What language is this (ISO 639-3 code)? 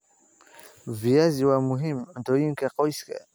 som